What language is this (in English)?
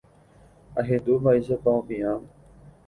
Guarani